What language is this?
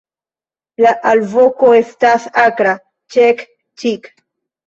Esperanto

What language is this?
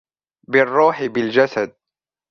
Arabic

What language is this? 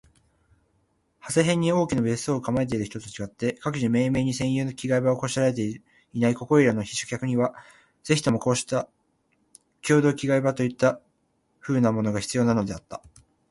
Japanese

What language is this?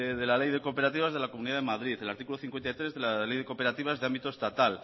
Spanish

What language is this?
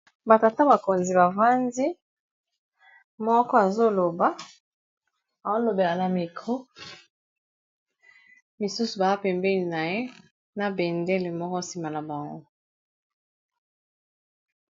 Lingala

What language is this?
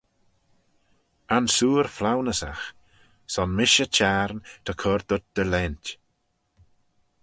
Manx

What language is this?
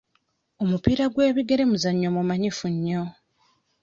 Ganda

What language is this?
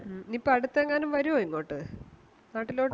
Malayalam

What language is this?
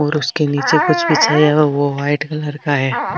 Marwari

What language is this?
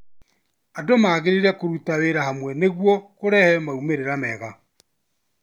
Kikuyu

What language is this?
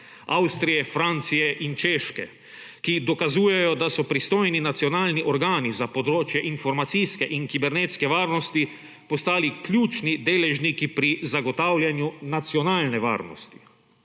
Slovenian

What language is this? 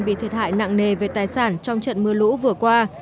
Vietnamese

